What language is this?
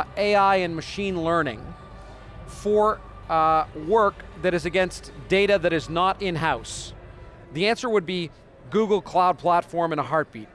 English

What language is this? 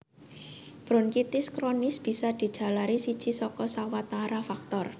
Javanese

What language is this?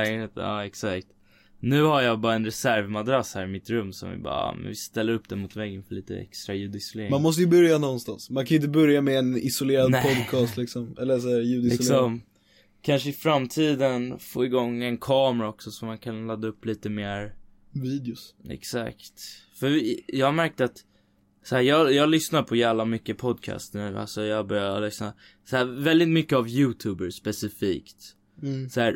Swedish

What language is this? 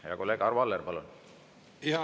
Estonian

